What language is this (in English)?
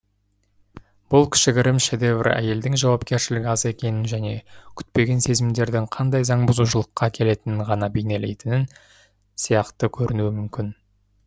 Kazakh